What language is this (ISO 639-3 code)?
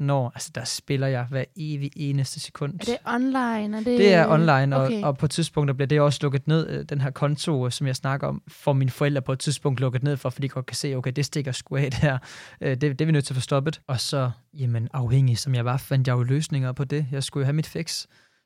dan